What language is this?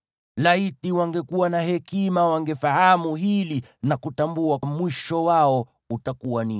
Swahili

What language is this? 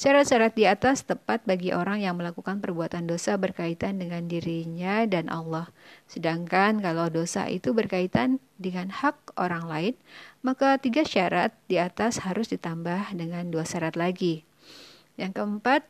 Indonesian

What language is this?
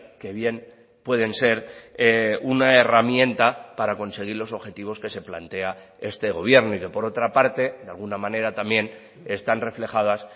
Spanish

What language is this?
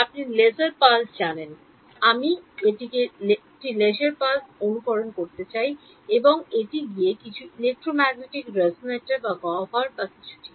Bangla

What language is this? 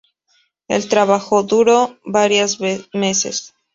Spanish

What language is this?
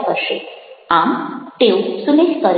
Gujarati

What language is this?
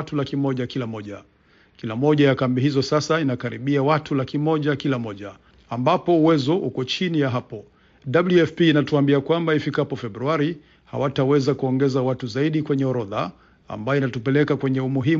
Swahili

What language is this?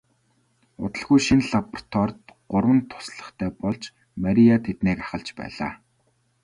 Mongolian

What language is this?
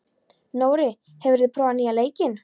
Icelandic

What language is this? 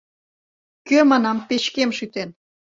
Mari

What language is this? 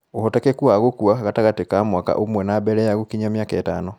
Kikuyu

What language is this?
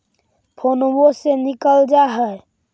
Magahi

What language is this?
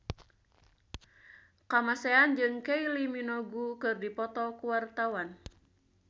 Sundanese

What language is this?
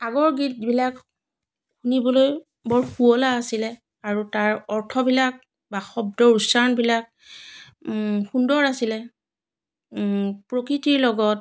Assamese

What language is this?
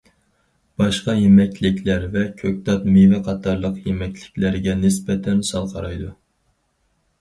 Uyghur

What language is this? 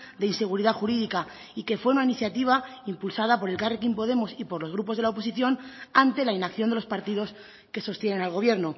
Spanish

